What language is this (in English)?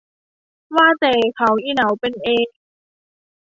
Thai